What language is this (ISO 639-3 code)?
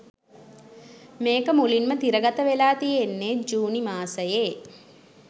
sin